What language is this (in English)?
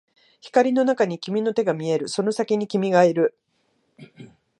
Japanese